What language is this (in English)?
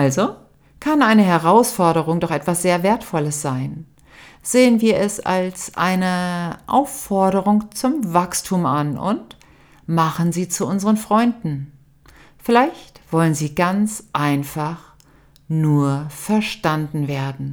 German